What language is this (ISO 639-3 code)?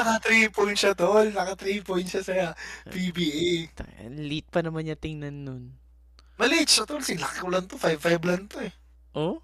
fil